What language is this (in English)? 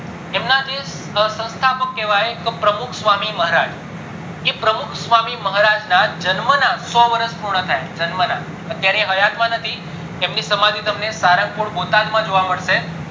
Gujarati